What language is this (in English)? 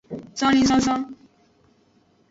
Aja (Benin)